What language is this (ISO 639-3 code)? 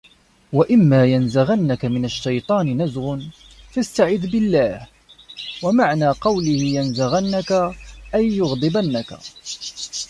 ara